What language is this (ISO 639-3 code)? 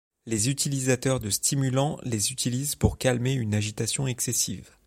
fra